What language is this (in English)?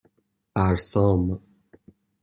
Persian